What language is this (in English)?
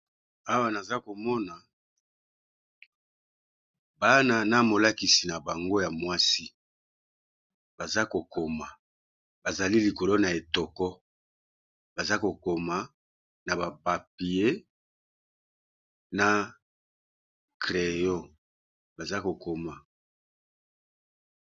Lingala